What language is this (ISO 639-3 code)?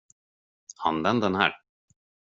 swe